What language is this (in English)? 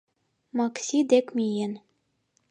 Mari